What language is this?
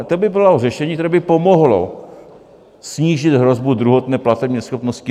Czech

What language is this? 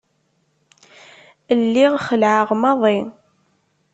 Kabyle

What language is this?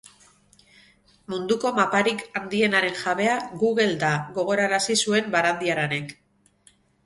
Basque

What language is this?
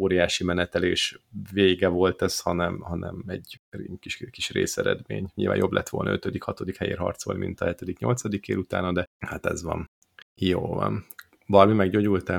Hungarian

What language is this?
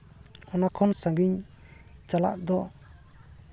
Santali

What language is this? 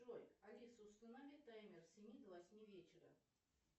Russian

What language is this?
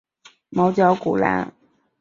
Chinese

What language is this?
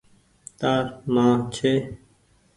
Goaria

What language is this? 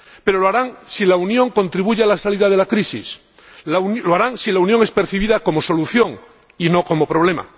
Spanish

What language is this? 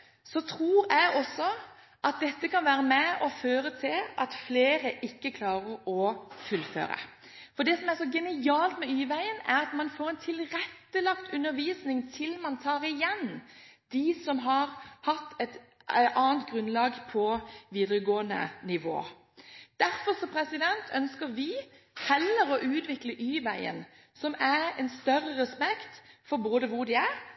Norwegian Bokmål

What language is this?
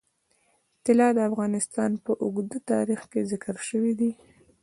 Pashto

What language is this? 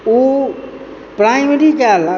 Maithili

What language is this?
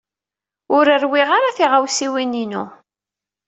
Kabyle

